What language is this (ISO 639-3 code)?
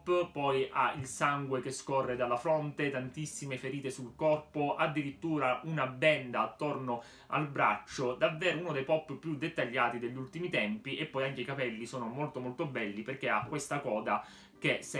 ita